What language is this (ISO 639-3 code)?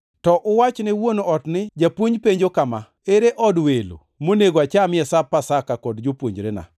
luo